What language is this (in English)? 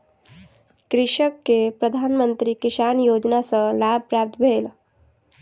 Maithili